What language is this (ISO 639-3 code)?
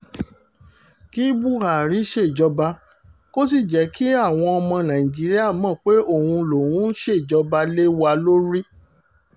yor